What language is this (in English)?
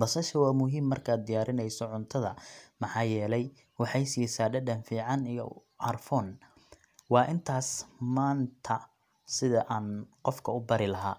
Somali